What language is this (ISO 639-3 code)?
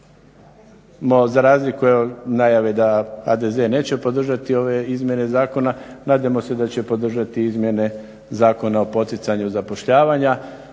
hrv